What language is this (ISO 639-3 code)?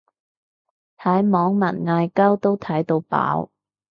yue